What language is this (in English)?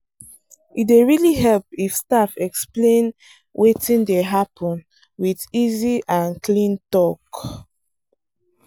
Nigerian Pidgin